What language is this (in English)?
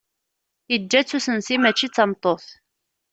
Kabyle